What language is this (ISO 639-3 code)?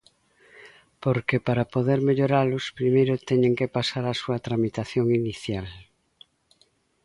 glg